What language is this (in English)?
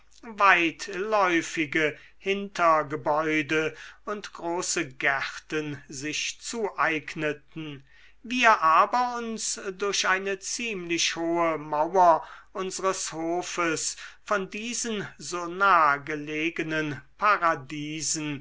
German